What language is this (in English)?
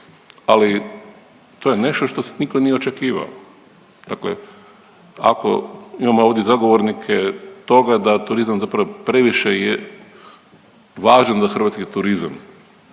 Croatian